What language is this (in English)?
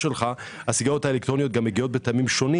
Hebrew